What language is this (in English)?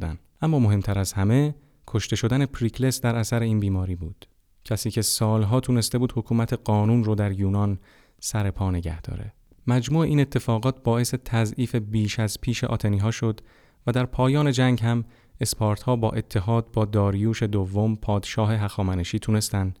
Persian